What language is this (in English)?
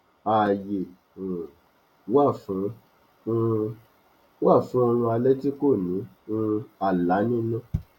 Yoruba